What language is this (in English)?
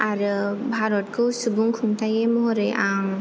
Bodo